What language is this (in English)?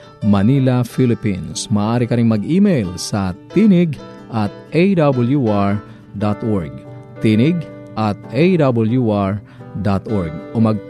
Filipino